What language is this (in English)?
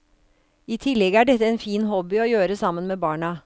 Norwegian